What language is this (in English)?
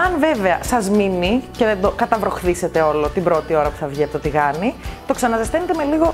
Greek